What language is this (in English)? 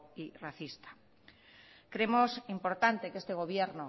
Spanish